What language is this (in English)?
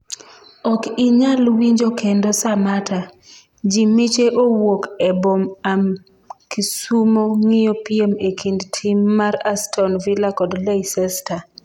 Luo (Kenya and Tanzania)